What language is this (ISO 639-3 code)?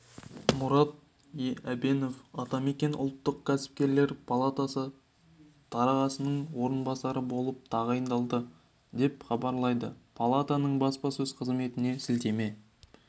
kaz